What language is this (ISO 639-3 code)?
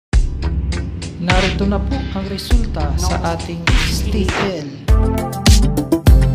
fil